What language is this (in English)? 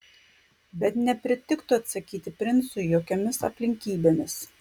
Lithuanian